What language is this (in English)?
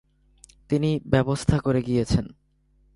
Bangla